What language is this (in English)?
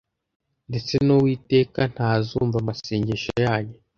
Kinyarwanda